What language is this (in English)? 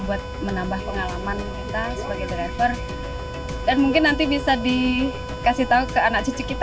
Indonesian